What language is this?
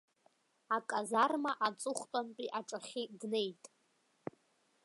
Abkhazian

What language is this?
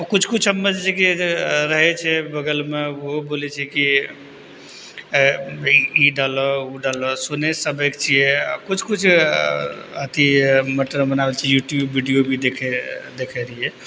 Maithili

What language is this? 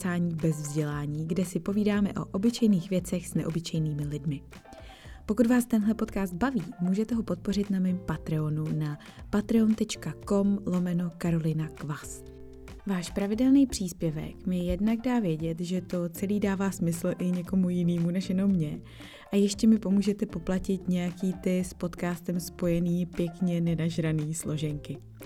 Czech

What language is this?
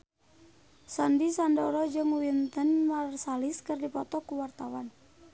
Sundanese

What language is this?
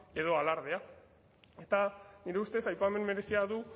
Basque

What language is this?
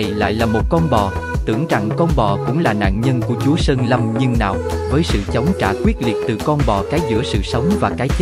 Vietnamese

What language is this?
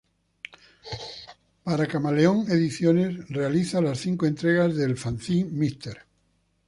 Spanish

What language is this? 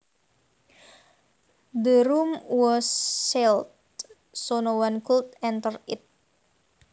Javanese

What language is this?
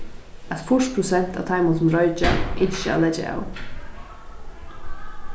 Faroese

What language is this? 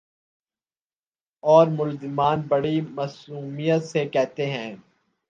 Urdu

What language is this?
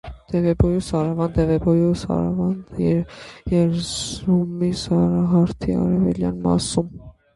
Armenian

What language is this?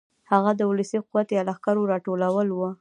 Pashto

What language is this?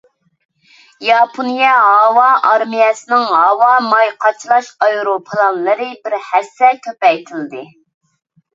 Uyghur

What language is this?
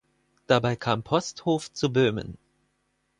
German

